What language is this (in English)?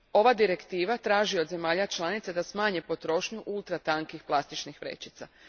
Croatian